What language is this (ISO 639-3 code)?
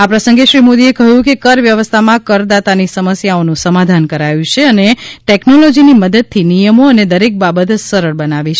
guj